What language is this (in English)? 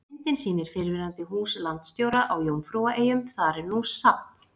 Icelandic